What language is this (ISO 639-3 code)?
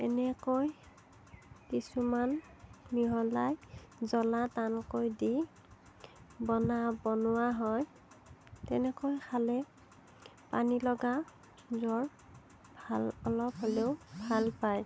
asm